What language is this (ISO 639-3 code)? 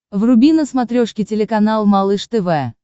rus